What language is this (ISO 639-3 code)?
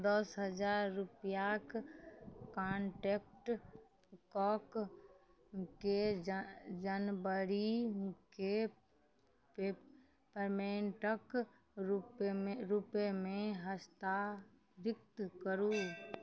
mai